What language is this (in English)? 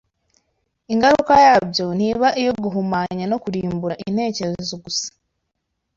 Kinyarwanda